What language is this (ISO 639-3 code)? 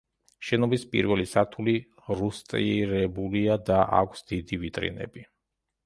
kat